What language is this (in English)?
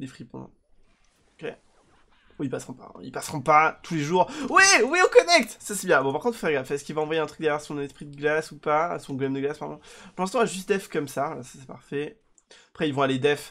French